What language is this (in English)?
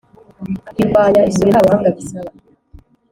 Kinyarwanda